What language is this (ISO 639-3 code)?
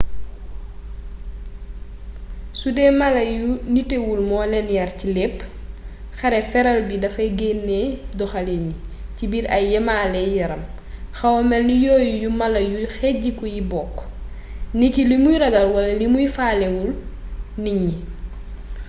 wol